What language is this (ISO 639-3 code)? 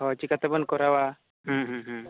sat